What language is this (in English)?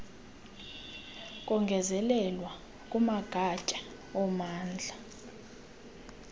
Xhosa